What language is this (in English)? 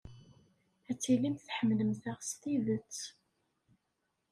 Kabyle